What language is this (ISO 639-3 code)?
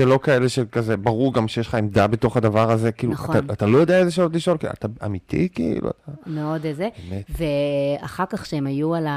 heb